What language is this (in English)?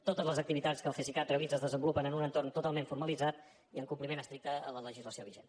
Catalan